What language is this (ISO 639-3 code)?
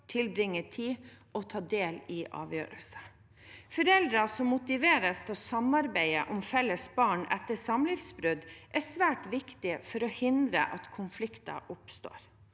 nor